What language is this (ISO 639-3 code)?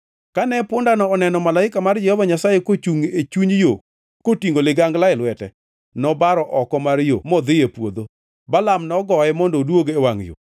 luo